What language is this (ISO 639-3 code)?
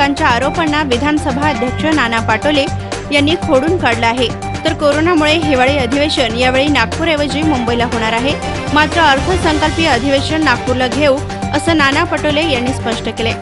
ron